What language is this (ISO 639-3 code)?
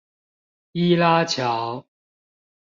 zho